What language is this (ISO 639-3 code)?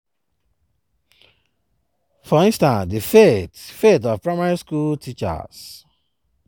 pcm